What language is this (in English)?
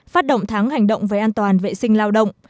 Vietnamese